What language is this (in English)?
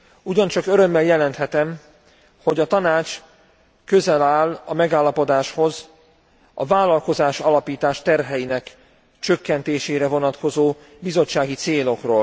Hungarian